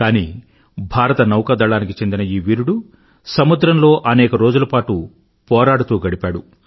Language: Telugu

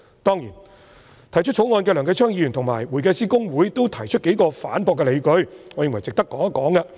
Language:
Cantonese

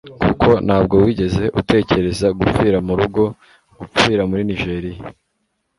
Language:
Kinyarwanda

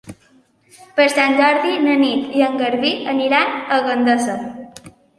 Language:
Catalan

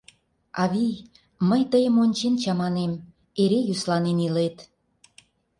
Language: Mari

